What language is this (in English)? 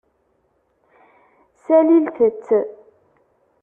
Kabyle